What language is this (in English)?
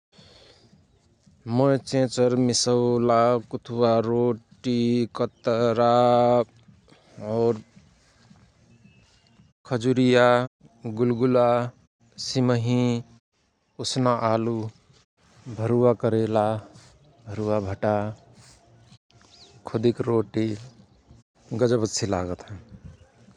Rana Tharu